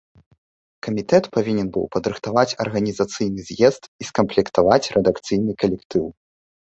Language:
Belarusian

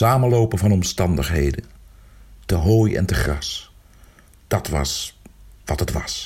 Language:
Dutch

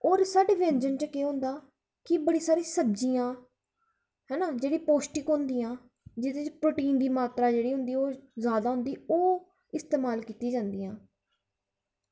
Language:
Dogri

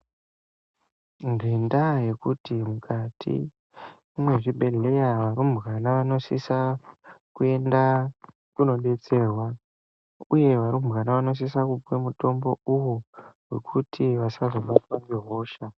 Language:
Ndau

